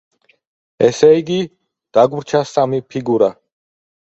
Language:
Georgian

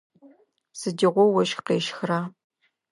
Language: Adyghe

